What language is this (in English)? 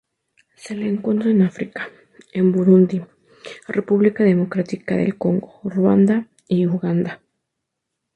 Spanish